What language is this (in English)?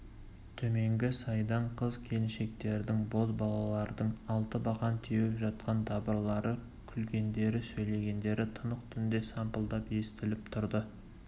Kazakh